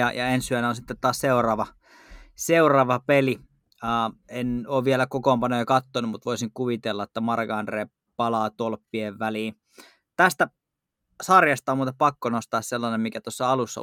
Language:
Finnish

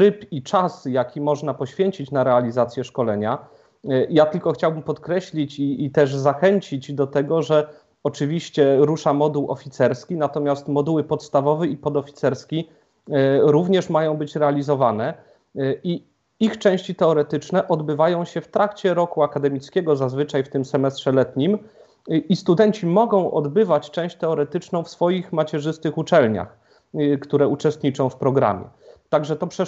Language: Polish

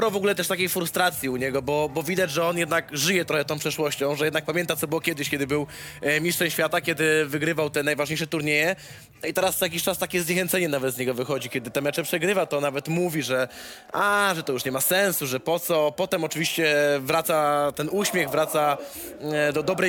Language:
Polish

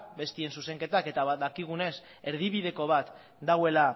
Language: Basque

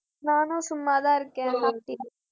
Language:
Tamil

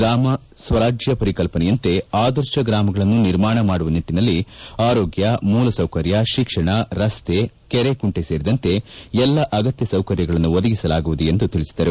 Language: Kannada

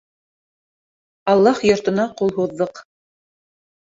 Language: Bashkir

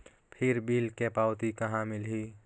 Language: Chhattisgarhi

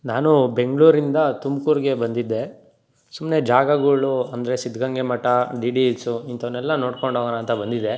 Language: Kannada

